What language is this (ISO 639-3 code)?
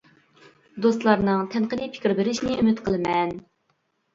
uig